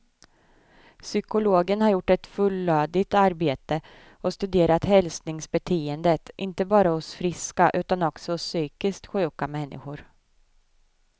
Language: Swedish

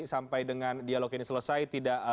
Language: Indonesian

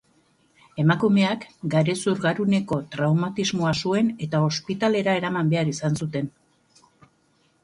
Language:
Basque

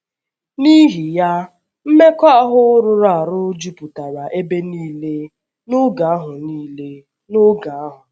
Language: Igbo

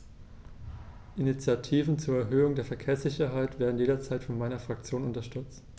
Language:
German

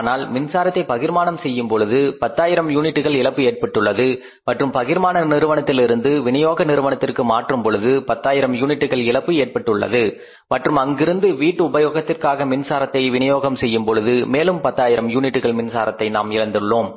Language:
Tamil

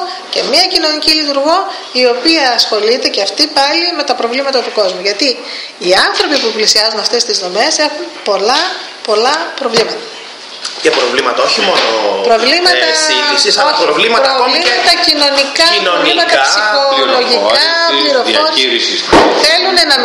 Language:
Greek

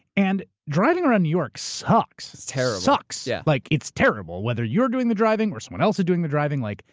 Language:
English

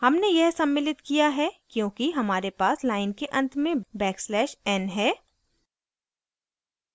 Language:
Hindi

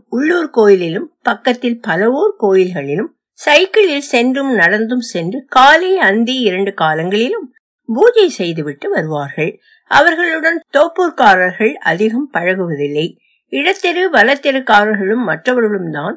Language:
Tamil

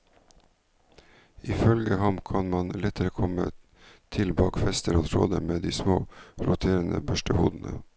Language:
Norwegian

